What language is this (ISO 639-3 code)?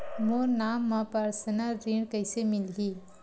hne